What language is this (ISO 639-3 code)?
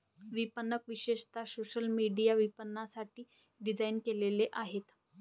mar